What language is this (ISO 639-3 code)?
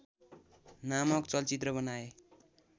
nep